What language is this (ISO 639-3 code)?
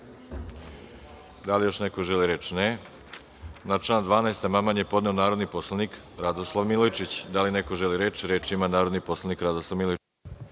srp